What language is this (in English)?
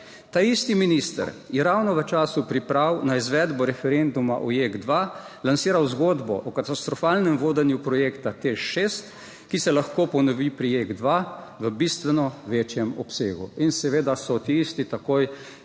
Slovenian